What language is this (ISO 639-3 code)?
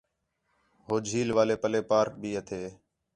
xhe